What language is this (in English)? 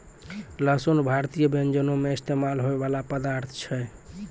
Maithili